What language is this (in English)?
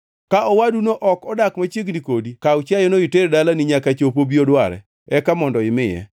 Luo (Kenya and Tanzania)